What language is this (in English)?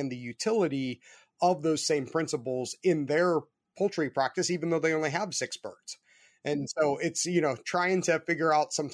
English